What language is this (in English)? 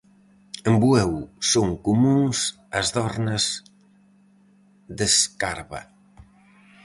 Galician